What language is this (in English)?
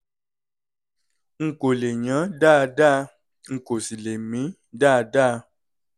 Yoruba